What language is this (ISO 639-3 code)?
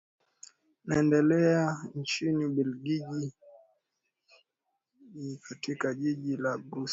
swa